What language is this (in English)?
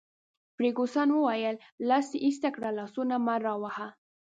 Pashto